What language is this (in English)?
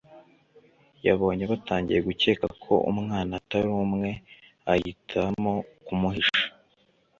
Kinyarwanda